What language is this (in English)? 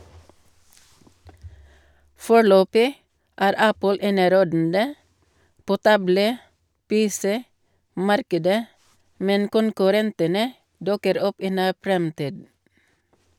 Norwegian